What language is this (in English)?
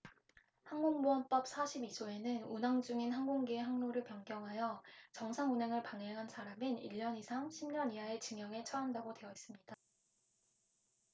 Korean